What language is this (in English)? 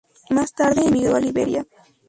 Spanish